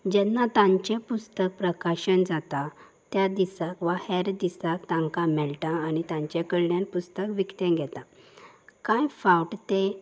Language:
Konkani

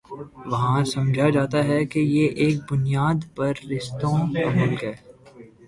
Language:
Urdu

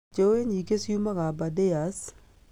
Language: Kikuyu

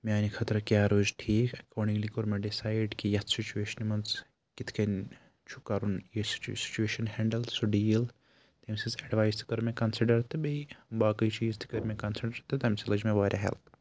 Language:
Kashmiri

